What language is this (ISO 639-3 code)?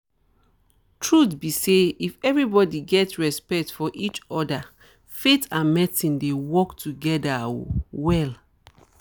pcm